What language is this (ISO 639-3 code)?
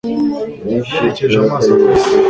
kin